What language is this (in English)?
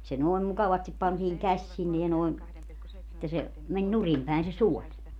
Finnish